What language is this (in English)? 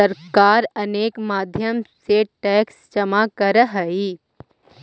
Magahi